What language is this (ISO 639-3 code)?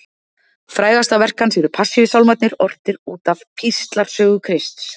isl